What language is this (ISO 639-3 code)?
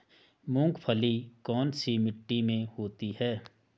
hin